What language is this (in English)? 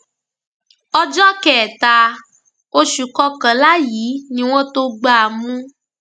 Yoruba